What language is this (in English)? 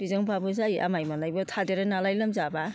Bodo